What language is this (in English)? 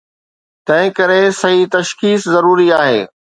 Sindhi